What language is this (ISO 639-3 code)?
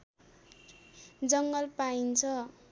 nep